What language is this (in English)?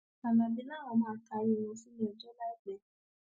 Yoruba